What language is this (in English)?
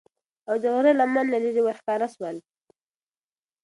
Pashto